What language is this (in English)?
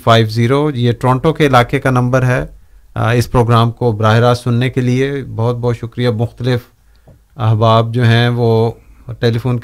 Urdu